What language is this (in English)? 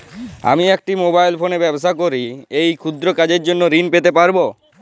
Bangla